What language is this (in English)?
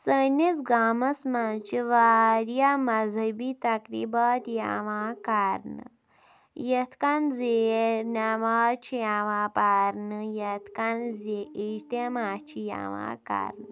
Kashmiri